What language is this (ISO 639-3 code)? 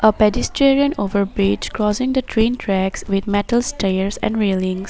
eng